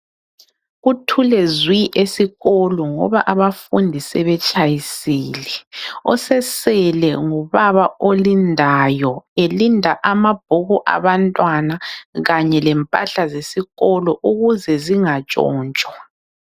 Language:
North Ndebele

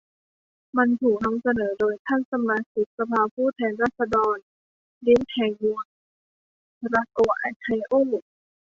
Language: Thai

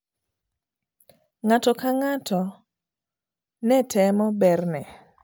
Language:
Luo (Kenya and Tanzania)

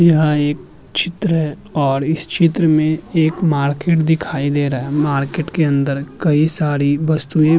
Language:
Hindi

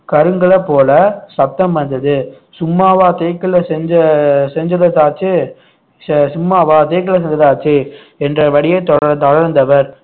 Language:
Tamil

